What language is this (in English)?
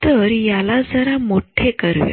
Marathi